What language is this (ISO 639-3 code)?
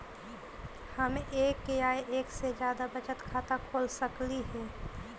mag